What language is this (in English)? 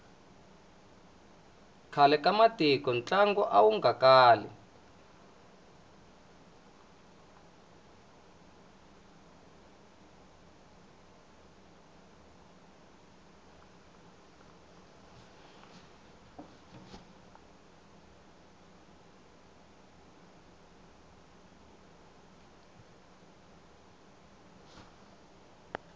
Tsonga